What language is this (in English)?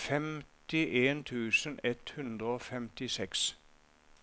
Norwegian